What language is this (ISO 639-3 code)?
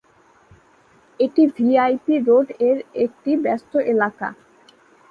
ben